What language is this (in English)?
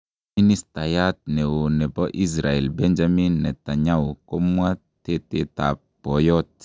Kalenjin